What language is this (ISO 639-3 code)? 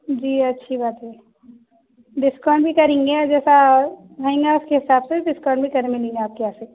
urd